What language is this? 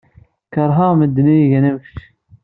Kabyle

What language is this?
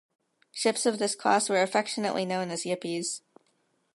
English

